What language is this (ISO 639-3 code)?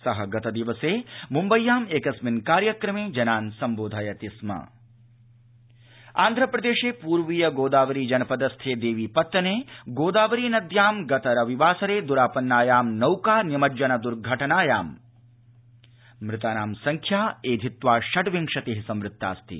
san